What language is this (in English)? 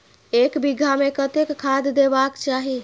Maithili